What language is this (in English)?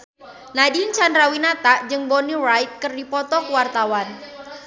Sundanese